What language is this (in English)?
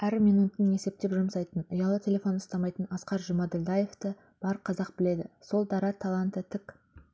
Kazakh